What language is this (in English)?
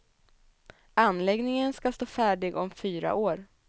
Swedish